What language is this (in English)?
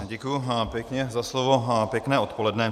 Czech